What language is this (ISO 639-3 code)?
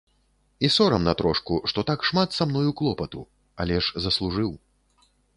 bel